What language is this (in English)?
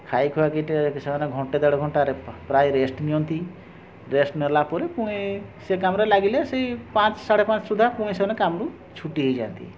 Odia